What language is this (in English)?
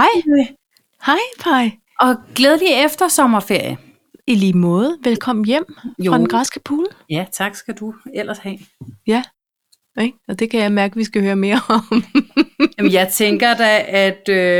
Danish